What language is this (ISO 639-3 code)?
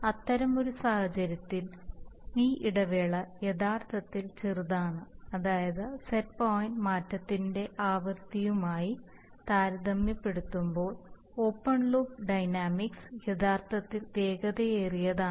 mal